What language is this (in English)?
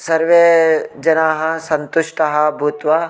Sanskrit